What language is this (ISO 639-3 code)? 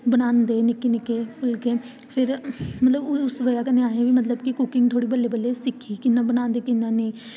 doi